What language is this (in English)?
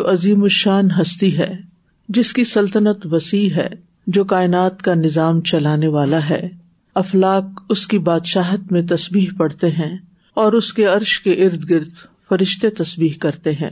Urdu